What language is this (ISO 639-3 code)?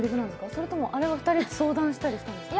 jpn